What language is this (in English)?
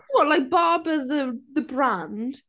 English